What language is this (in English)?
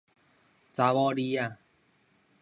Min Nan Chinese